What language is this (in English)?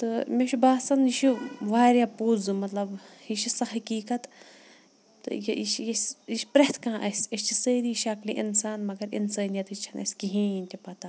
Kashmiri